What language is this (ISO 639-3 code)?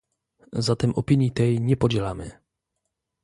pol